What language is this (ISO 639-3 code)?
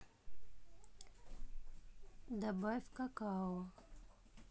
rus